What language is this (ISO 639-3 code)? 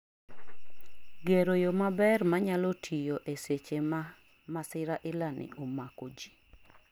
luo